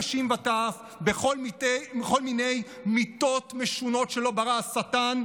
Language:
Hebrew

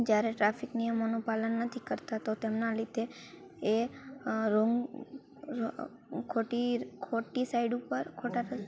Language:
Gujarati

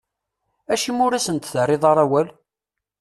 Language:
Kabyle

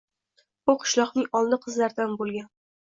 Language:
Uzbek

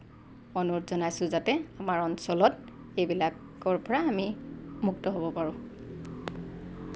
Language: Assamese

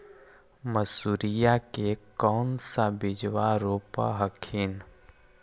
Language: Magahi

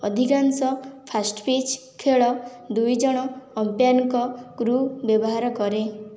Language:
Odia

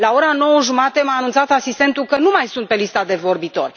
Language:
Romanian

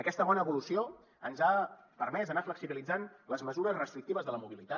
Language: Catalan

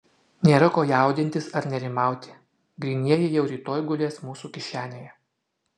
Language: Lithuanian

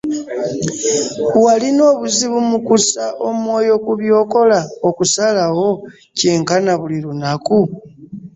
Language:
Ganda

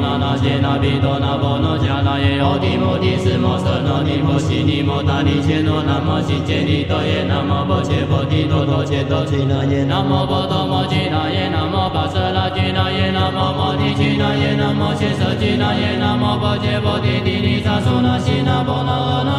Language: Chinese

